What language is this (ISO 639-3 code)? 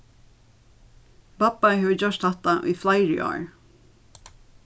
fao